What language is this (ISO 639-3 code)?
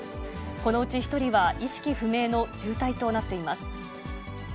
jpn